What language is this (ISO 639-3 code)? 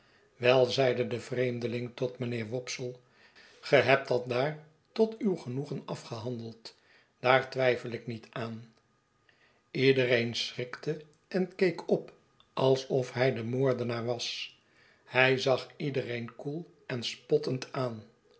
nld